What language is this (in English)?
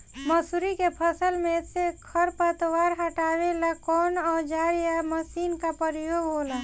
Bhojpuri